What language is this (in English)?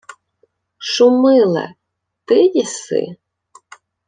Ukrainian